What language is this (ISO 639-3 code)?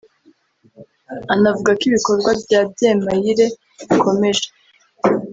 kin